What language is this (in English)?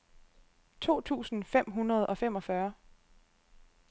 Danish